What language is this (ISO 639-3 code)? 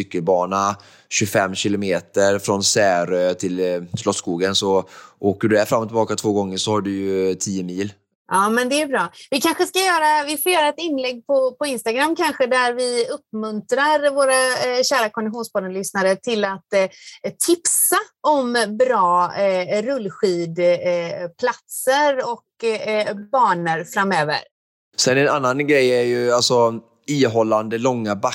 swe